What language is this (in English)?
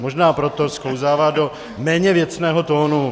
Czech